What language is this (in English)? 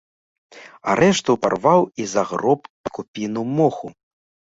Belarusian